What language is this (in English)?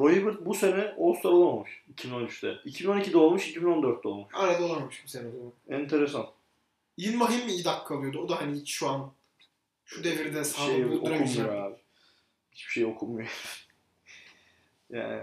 Turkish